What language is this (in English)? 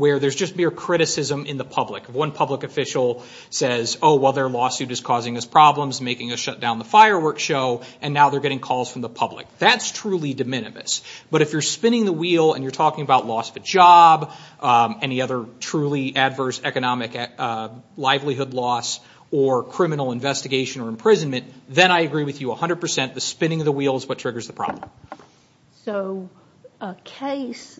English